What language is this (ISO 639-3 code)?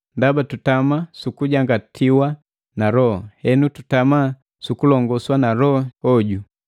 mgv